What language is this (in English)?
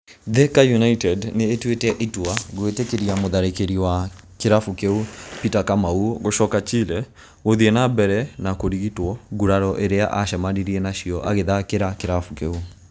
Kikuyu